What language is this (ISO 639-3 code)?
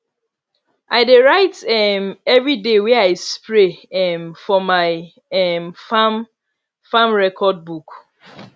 pcm